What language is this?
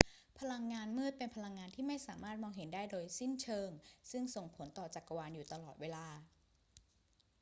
Thai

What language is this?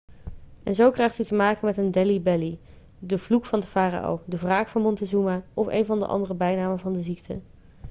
Dutch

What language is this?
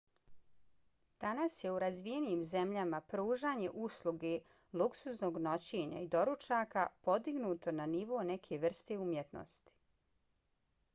Bosnian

